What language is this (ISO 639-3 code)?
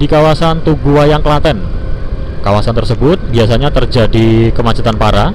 ind